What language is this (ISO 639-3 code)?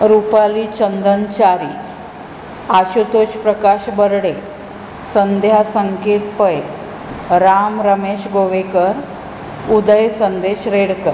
kok